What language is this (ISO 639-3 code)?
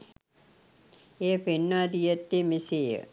sin